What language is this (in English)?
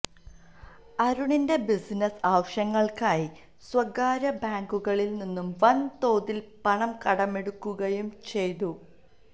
Malayalam